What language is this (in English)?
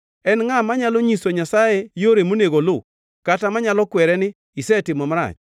Luo (Kenya and Tanzania)